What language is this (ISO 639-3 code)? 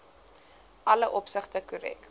afr